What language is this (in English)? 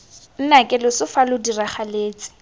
Tswana